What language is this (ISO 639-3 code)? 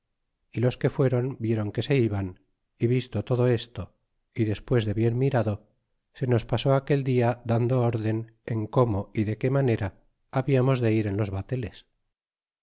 spa